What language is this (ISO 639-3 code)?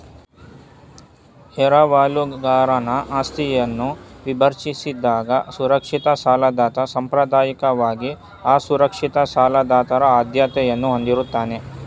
kan